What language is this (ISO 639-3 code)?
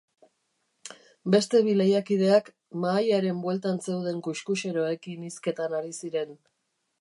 eus